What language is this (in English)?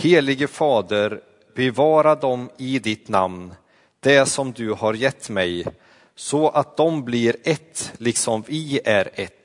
Swedish